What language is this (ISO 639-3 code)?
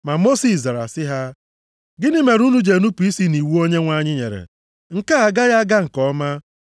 ibo